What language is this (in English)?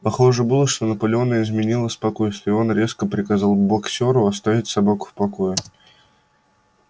Russian